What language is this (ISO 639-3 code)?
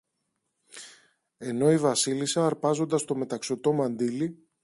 ell